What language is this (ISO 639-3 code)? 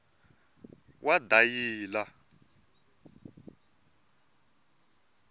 tso